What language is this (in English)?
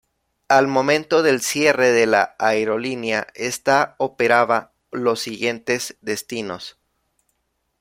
Spanish